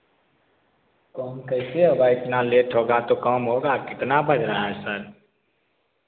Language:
Hindi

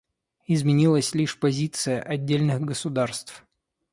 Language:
Russian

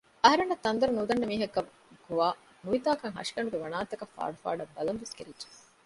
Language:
Divehi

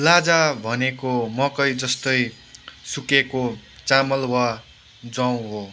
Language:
Nepali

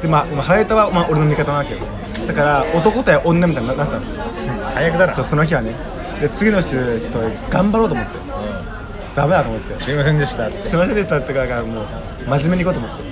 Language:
Japanese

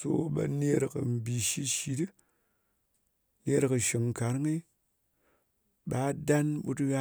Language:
Ngas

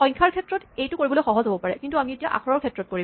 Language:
Assamese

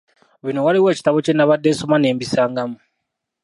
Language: Ganda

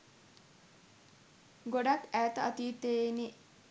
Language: Sinhala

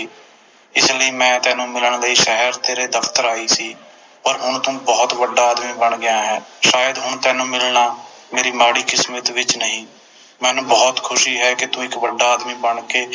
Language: Punjabi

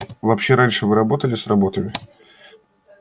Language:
Russian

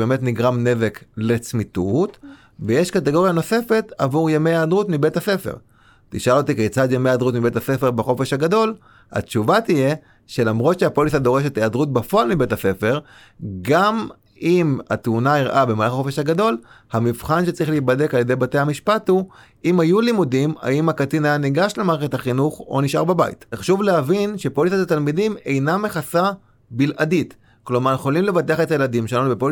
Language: Hebrew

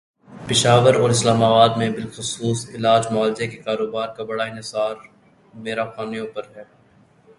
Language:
Urdu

